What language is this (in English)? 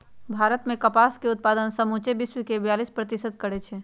Magahi